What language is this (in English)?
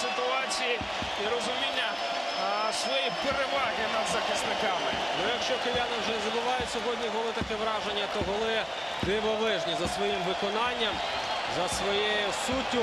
Ukrainian